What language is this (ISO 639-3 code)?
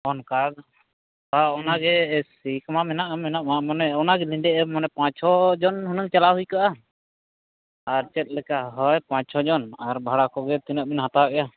sat